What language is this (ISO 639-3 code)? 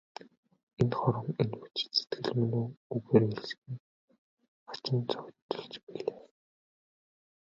mon